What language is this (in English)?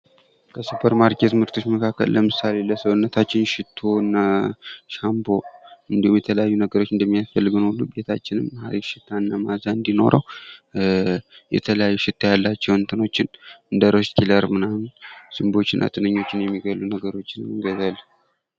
Amharic